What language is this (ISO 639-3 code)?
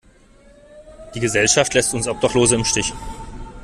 deu